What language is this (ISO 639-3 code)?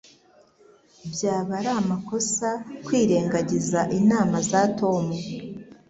kin